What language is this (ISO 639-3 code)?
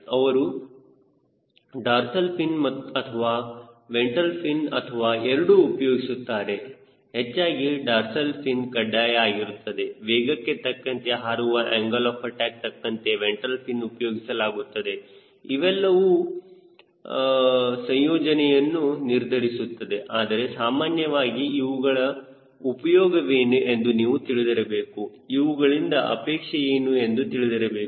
kan